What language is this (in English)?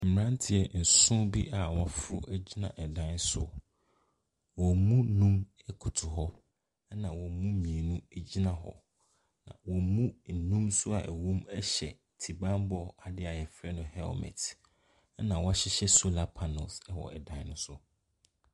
Akan